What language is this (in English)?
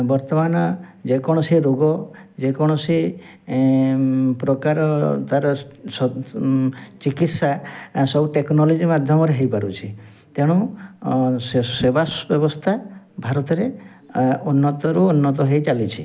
Odia